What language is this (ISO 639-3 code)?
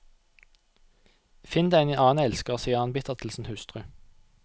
nor